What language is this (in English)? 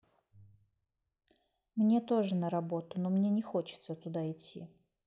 Russian